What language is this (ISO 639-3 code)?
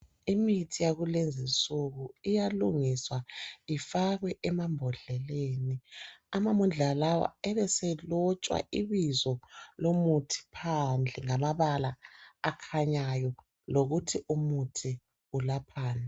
nde